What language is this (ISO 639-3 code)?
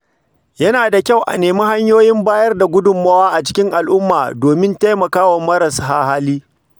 hau